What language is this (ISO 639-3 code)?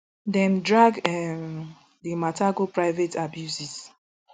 pcm